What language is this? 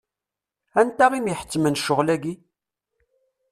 Kabyle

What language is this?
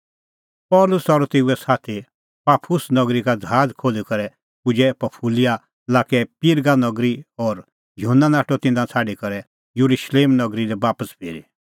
Kullu Pahari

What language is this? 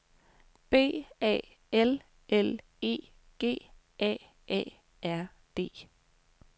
Danish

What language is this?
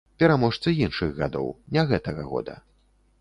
Belarusian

